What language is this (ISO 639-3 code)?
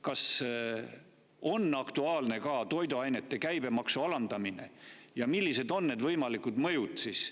est